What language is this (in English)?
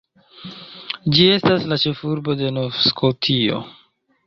Esperanto